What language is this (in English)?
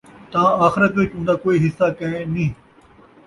Saraiki